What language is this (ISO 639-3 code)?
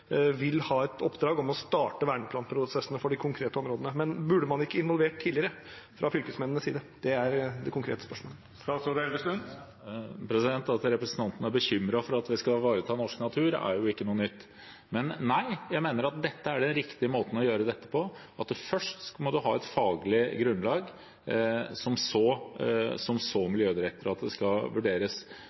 nob